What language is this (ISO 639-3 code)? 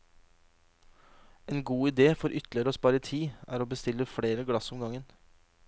nor